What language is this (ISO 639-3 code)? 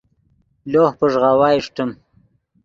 ydg